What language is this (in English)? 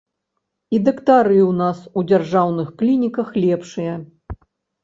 Belarusian